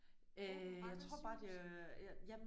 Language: Danish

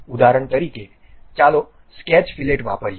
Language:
Gujarati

